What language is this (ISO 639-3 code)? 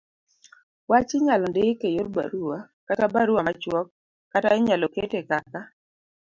luo